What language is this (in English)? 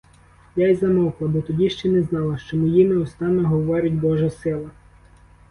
Ukrainian